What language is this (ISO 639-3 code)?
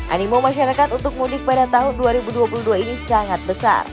ind